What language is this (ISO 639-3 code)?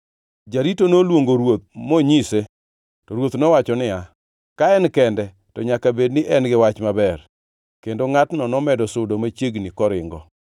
luo